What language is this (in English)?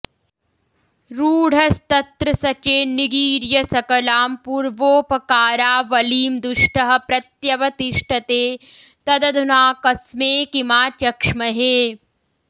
Sanskrit